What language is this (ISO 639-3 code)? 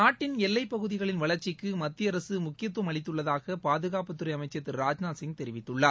tam